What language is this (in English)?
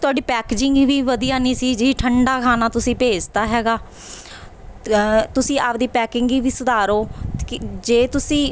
Punjabi